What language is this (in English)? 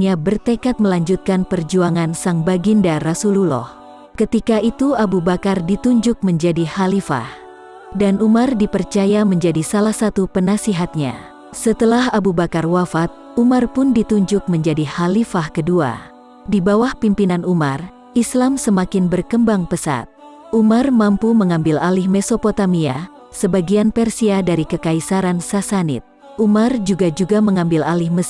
Indonesian